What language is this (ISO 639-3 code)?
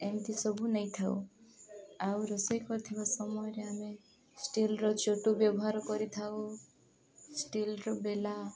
ori